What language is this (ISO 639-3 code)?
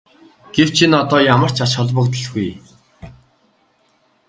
mon